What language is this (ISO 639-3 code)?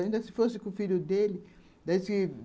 por